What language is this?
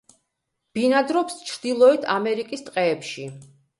Georgian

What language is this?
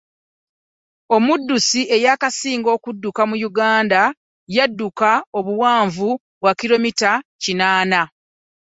Ganda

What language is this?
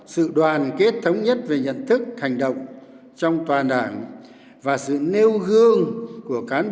Vietnamese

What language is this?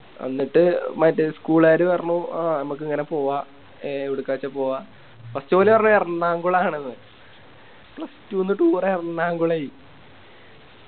Malayalam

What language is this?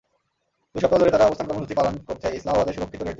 Bangla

